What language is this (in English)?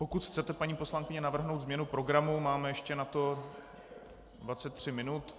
Czech